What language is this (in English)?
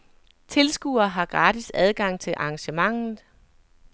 Danish